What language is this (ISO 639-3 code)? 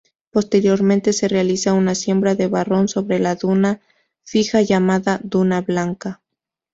spa